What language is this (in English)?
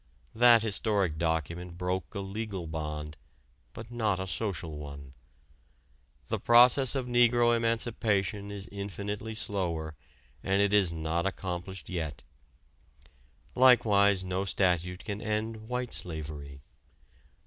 English